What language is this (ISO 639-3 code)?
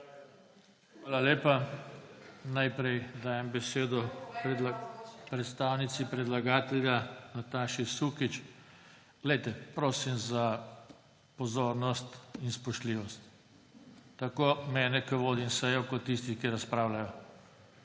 slv